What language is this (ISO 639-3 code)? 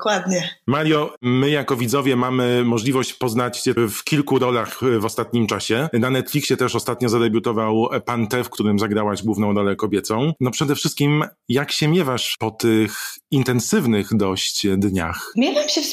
pol